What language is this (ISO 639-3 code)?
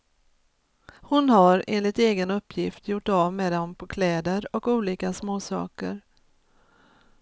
swe